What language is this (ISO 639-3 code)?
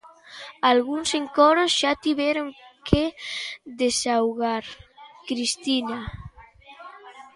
glg